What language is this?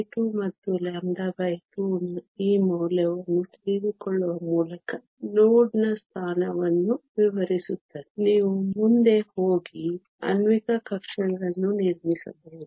Kannada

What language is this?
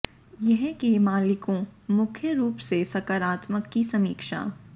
Hindi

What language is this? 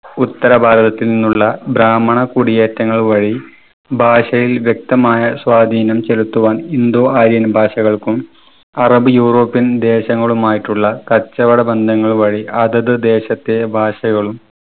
Malayalam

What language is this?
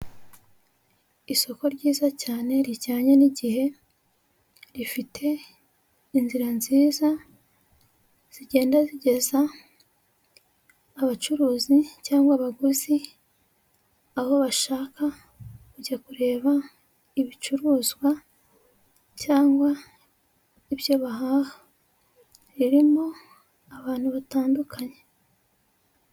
Kinyarwanda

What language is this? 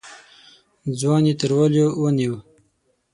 Pashto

